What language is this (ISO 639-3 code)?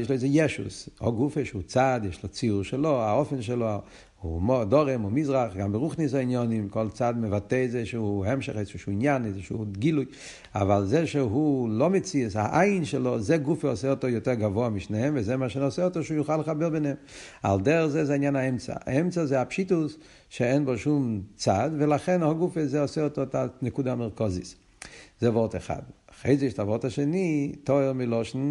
heb